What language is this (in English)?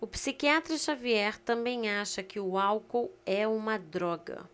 Portuguese